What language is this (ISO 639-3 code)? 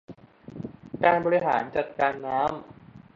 tha